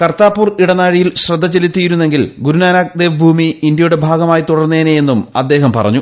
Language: Malayalam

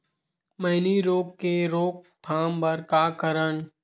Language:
Chhattisgarhi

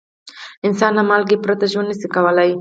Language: Pashto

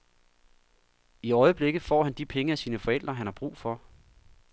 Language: Danish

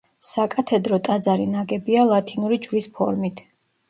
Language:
Georgian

